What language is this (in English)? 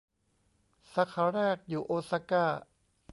Thai